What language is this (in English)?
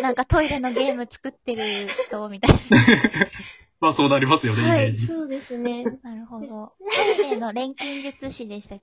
Japanese